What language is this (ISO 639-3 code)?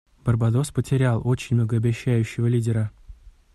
rus